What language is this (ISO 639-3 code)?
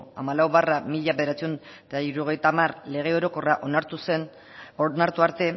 eus